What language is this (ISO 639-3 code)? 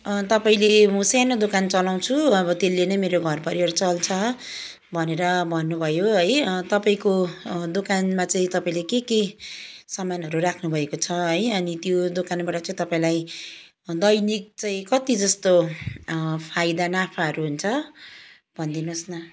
nep